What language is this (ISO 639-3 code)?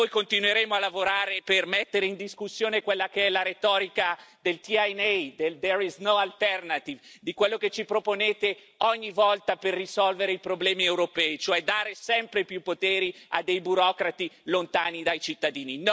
ita